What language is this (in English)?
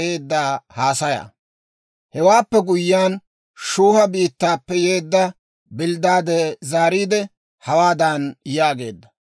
Dawro